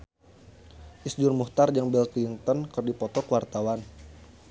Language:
Sundanese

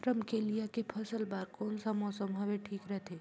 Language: Chhattisgarhi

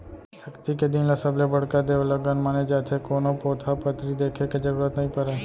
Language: Chhattisgarhi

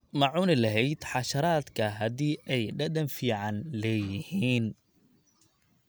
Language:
Somali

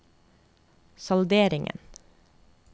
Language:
Norwegian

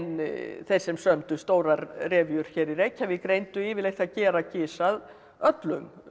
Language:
Icelandic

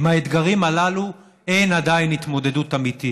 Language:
Hebrew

